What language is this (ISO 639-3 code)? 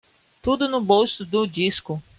por